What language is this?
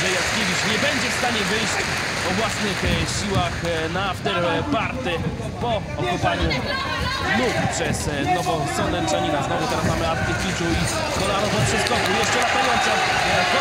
Polish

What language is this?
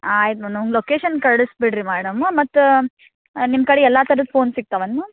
Kannada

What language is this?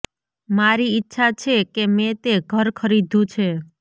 Gujarati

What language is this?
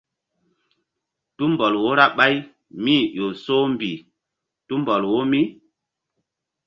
Mbum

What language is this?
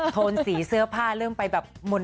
Thai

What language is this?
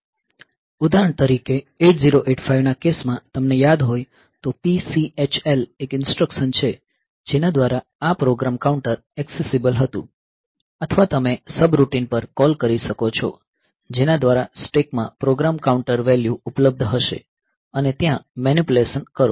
Gujarati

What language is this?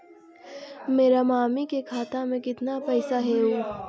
Magahi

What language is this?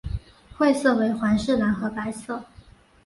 Chinese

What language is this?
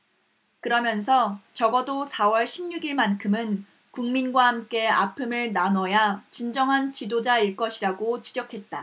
Korean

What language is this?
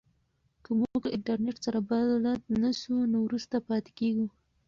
Pashto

